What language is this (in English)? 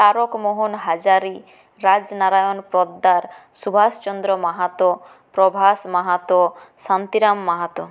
Bangla